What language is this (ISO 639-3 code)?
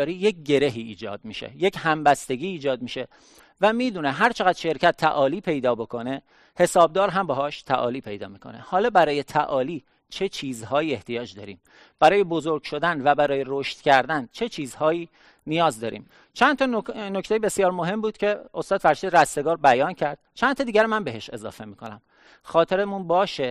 fas